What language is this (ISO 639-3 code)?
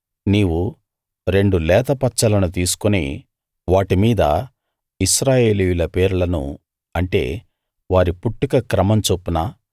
tel